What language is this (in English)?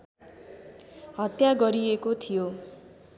Nepali